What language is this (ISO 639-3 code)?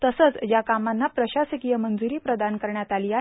mar